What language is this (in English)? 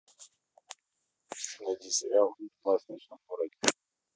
Russian